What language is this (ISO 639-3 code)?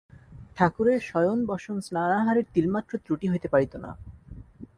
ben